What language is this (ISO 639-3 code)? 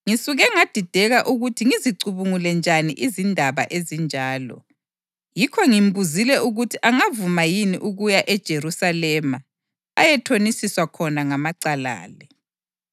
nde